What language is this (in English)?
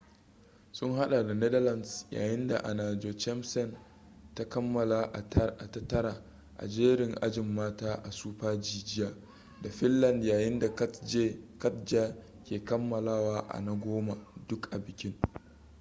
Hausa